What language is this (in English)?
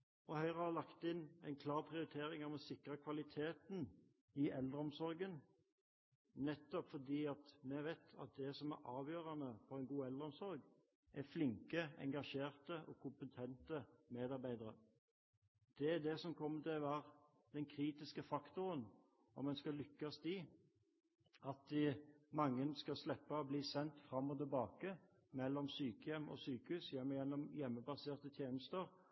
Norwegian Bokmål